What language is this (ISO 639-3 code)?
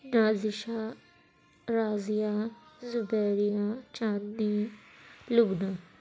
urd